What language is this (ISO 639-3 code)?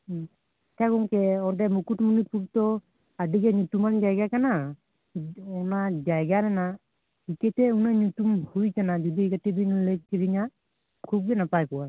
sat